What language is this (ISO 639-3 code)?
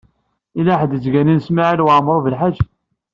kab